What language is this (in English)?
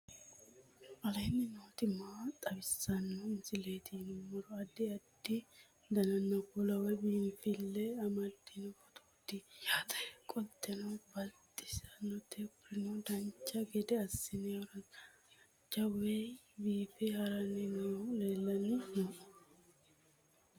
Sidamo